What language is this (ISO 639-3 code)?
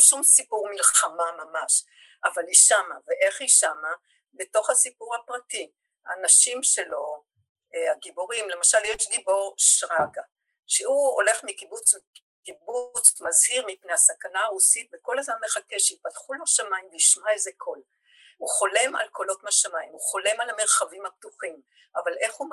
heb